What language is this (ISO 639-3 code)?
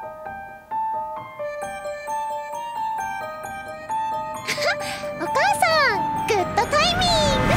jpn